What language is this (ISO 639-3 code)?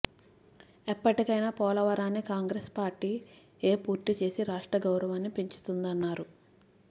tel